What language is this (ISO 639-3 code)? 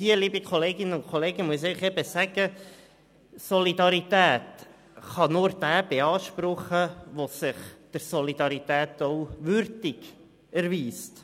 gsw